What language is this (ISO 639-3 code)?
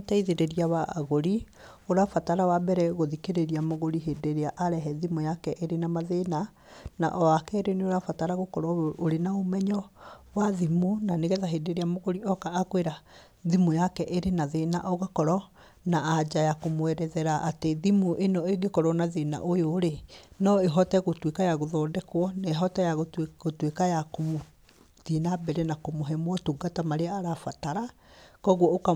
kik